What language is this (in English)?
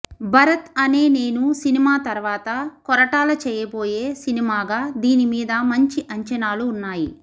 Telugu